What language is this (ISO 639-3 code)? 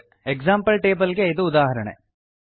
kan